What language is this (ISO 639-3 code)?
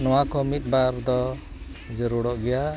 sat